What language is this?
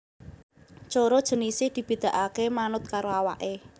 Javanese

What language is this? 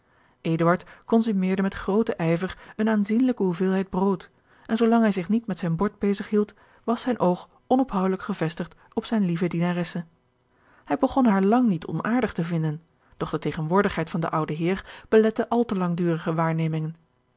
Dutch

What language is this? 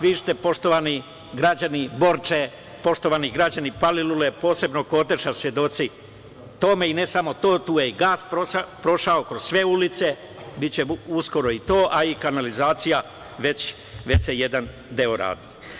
Serbian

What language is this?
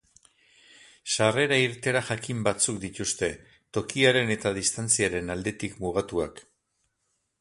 Basque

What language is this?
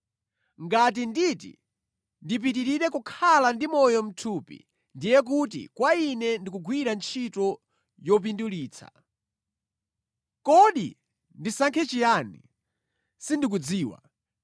Nyanja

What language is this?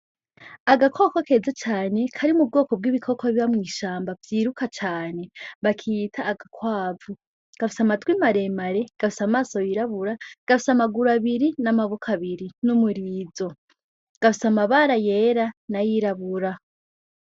Rundi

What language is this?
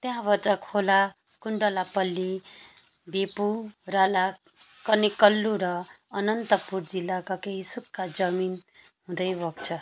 Nepali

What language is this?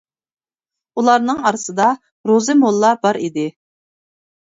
Uyghur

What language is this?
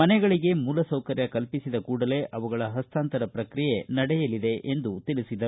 Kannada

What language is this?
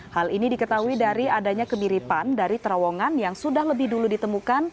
Indonesian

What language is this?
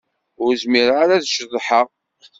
Kabyle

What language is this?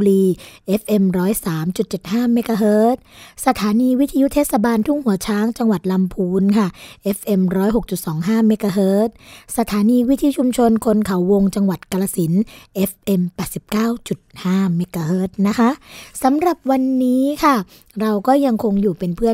Thai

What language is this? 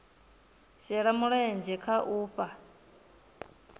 Venda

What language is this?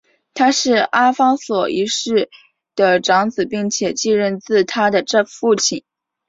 Chinese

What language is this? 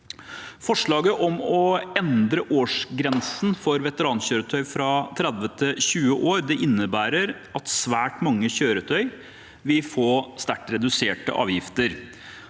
Norwegian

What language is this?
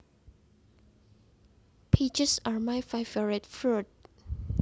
Javanese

